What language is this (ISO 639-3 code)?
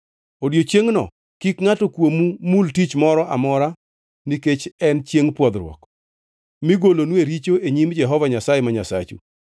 luo